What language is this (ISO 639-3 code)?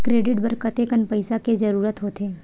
hne